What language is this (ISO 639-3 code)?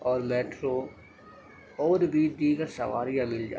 urd